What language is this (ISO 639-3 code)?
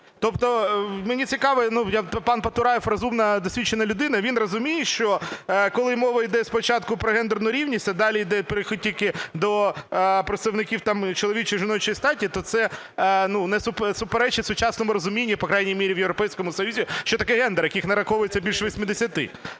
ukr